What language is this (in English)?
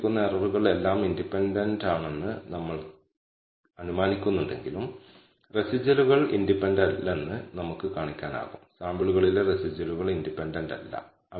Malayalam